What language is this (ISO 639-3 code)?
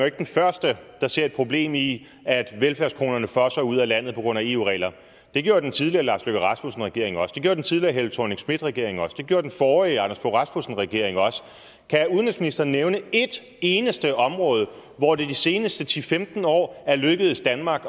dan